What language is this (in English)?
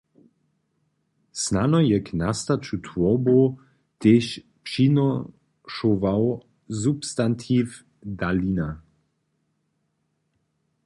Upper Sorbian